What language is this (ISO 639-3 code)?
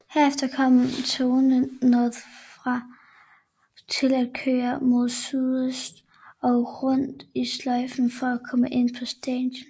dan